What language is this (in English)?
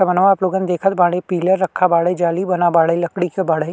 Bhojpuri